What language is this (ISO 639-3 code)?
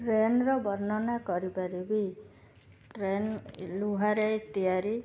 ori